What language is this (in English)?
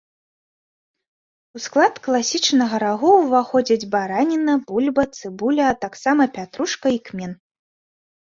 Belarusian